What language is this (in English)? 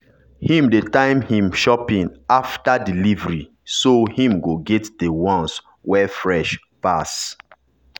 Nigerian Pidgin